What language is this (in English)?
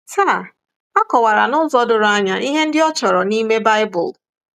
Igbo